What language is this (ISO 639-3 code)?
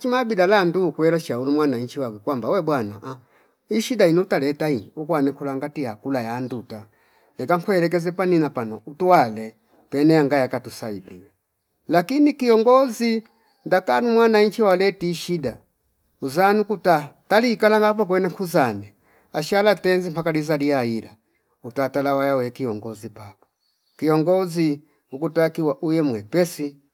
fip